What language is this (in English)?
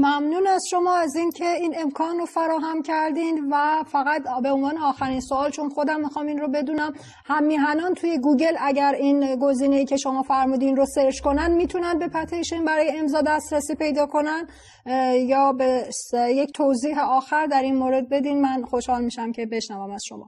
Persian